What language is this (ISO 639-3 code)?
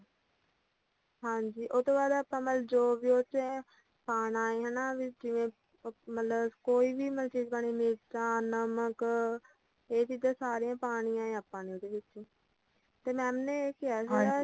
pan